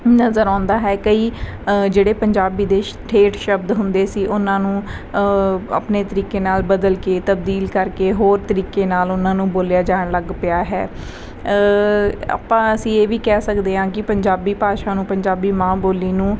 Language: Punjabi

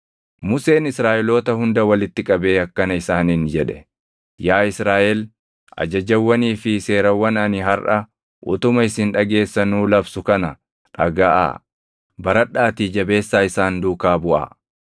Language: Oromo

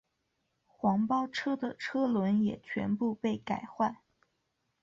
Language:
Chinese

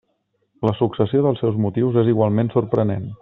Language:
Catalan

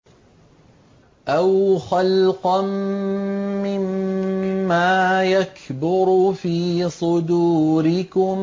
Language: Arabic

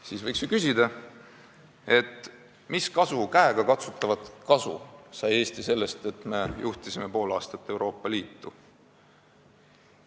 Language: Estonian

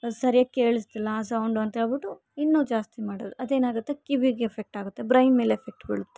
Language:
Kannada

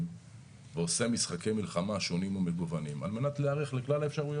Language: Hebrew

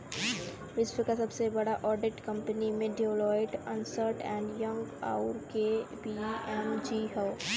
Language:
Bhojpuri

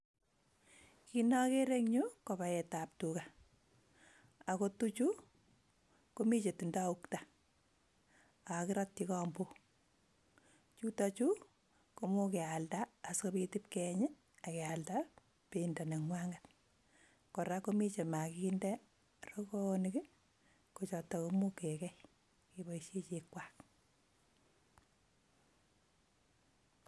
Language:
Kalenjin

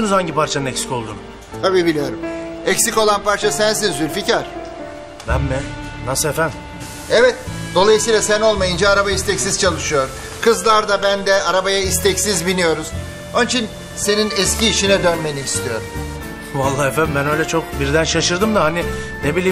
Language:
Turkish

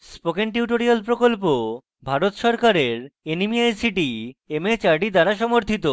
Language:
Bangla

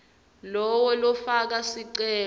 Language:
Swati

